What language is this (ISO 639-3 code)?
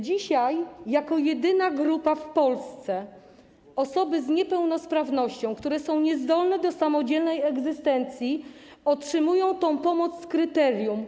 pol